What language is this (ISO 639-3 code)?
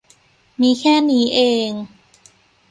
tha